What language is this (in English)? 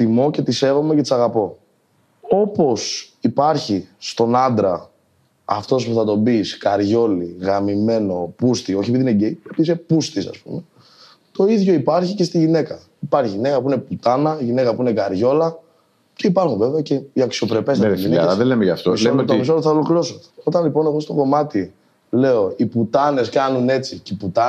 Greek